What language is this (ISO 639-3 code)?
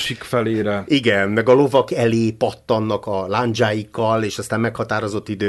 hun